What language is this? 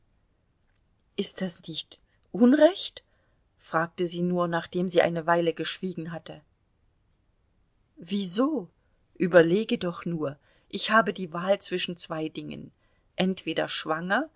German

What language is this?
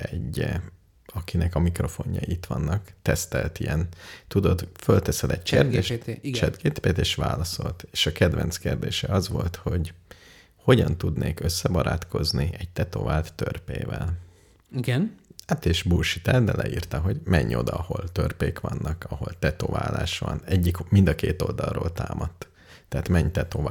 Hungarian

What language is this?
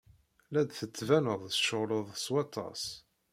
Kabyle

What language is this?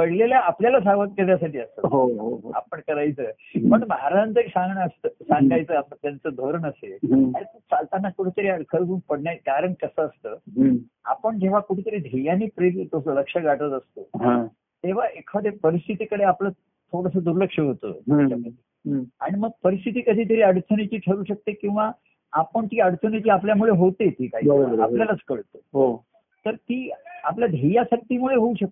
Marathi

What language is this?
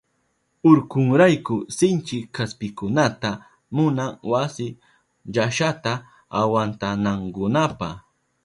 Southern Pastaza Quechua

